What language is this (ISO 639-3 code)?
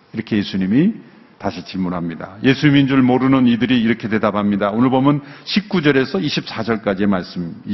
kor